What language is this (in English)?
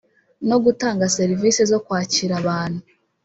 Kinyarwanda